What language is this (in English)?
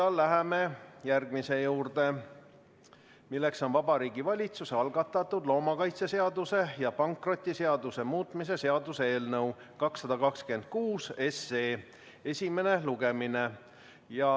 Estonian